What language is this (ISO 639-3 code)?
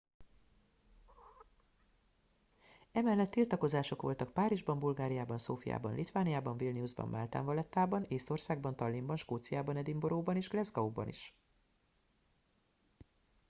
hun